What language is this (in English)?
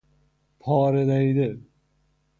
Persian